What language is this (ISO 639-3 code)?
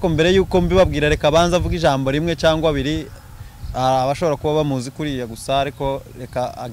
kor